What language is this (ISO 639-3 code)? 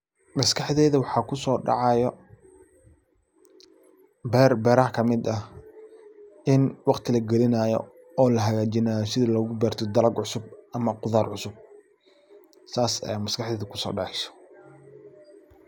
som